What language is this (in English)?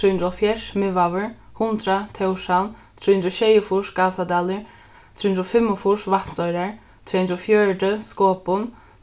Faroese